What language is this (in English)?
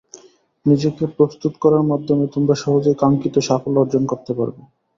Bangla